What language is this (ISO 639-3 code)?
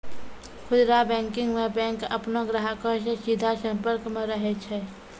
mai